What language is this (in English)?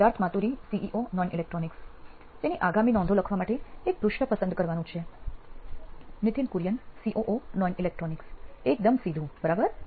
Gujarati